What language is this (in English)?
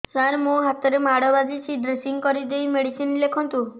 Odia